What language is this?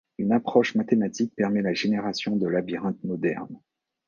French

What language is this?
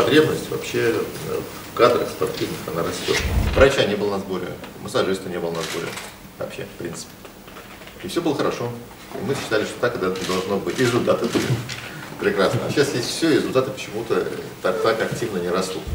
Russian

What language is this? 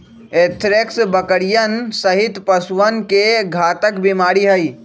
Magahi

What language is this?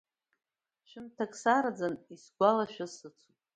Abkhazian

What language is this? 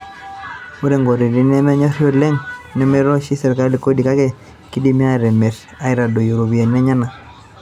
Masai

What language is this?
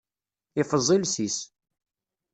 Kabyle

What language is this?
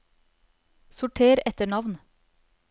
Norwegian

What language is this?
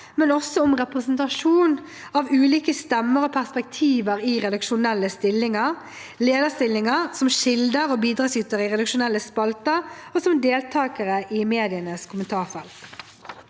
Norwegian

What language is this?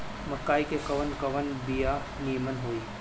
Bhojpuri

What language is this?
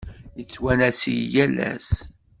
Kabyle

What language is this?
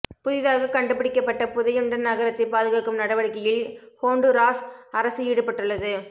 Tamil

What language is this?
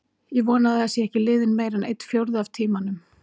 Icelandic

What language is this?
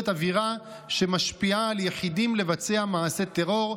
Hebrew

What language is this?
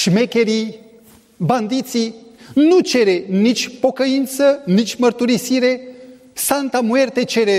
Romanian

